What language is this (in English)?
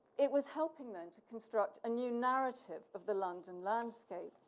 English